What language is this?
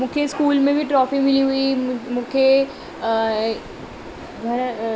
Sindhi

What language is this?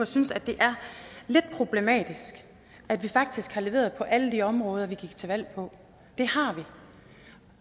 Danish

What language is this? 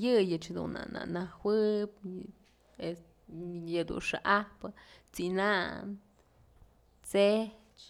Mazatlán Mixe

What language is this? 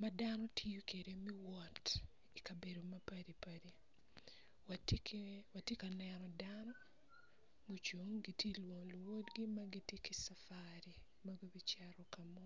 Acoli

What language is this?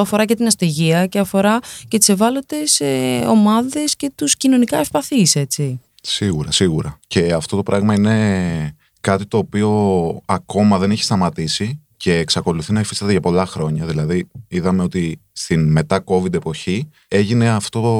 Greek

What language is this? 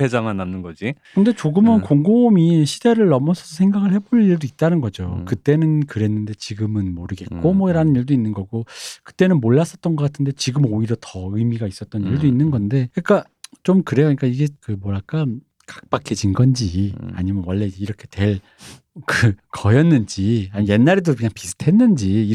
Korean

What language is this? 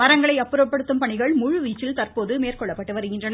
Tamil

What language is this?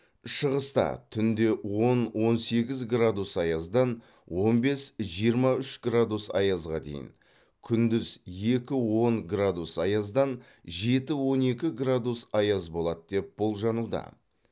Kazakh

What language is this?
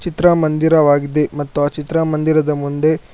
Kannada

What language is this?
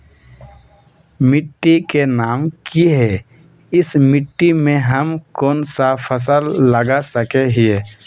Magahi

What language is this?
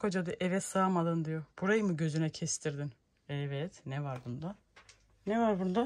Turkish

